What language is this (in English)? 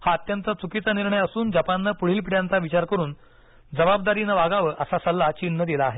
Marathi